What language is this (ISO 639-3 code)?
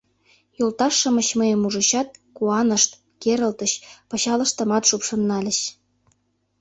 chm